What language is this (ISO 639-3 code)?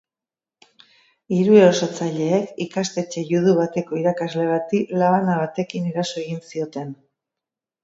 eus